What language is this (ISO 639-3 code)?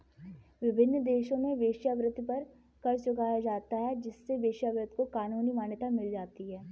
hin